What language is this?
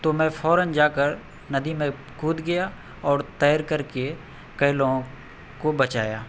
Urdu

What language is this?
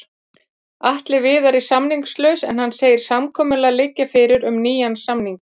Icelandic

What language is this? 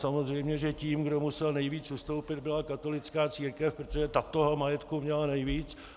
Czech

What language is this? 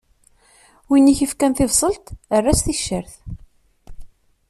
Kabyle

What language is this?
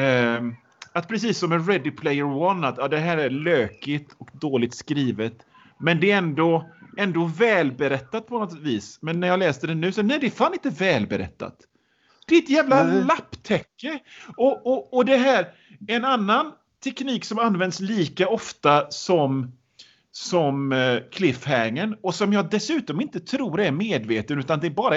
Swedish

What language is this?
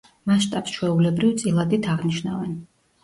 Georgian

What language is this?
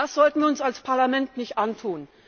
German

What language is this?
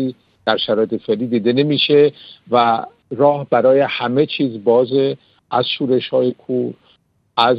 Persian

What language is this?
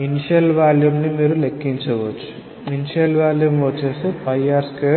Telugu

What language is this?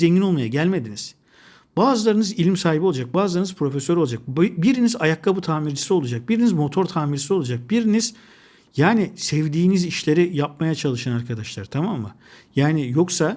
Turkish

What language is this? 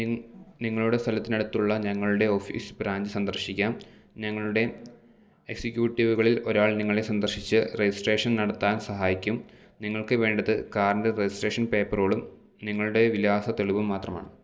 Malayalam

